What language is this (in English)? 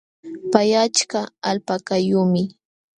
Jauja Wanca Quechua